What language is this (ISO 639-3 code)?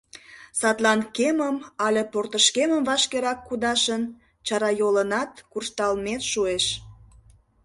chm